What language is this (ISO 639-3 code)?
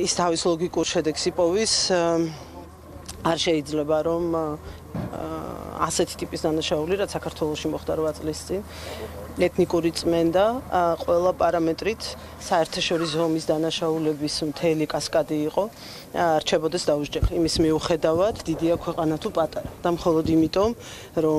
ara